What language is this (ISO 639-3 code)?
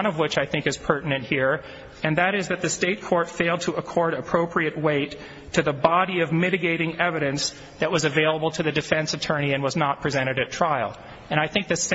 eng